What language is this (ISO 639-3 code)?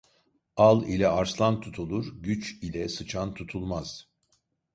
tur